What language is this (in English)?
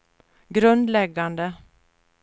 Swedish